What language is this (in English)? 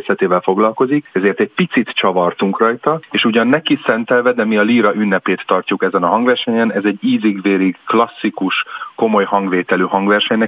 Hungarian